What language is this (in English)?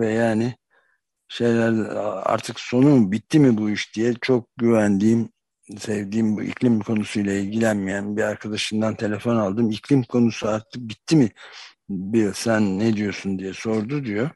Turkish